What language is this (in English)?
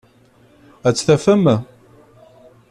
Kabyle